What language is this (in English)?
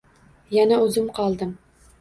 Uzbek